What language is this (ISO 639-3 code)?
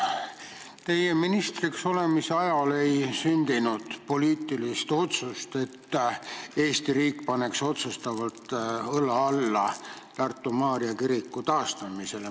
est